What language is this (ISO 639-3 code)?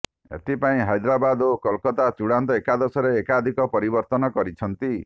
ori